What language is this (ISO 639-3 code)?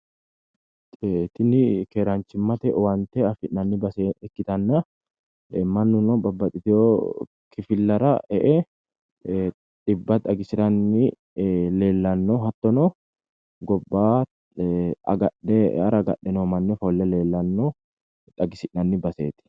sid